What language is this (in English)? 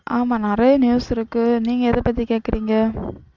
Tamil